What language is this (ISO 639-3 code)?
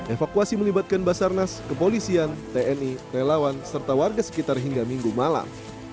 ind